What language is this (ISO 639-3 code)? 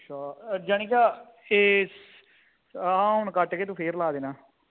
pan